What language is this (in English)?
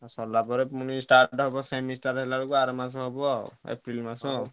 Odia